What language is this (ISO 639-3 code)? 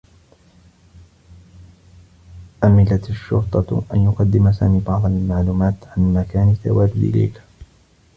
ara